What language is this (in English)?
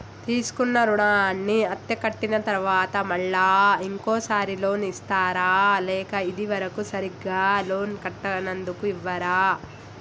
Telugu